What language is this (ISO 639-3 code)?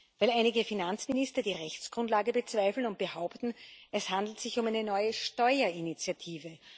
deu